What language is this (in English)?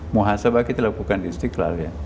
Indonesian